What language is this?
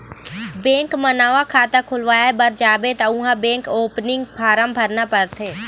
Chhattisgarhi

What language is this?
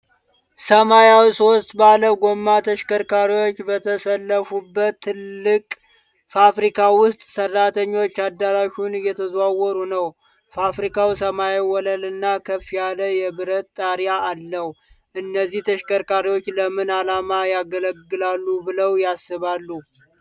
Amharic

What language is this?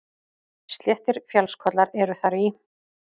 Icelandic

